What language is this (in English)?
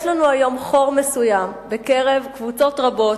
Hebrew